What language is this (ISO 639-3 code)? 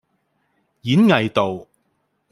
yue